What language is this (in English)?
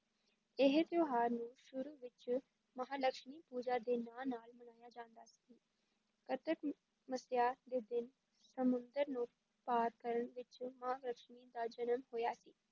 Punjabi